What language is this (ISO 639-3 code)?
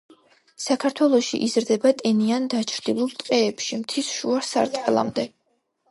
kat